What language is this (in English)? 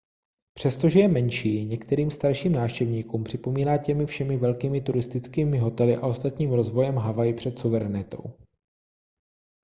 Czech